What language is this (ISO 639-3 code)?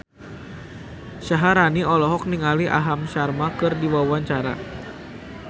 sun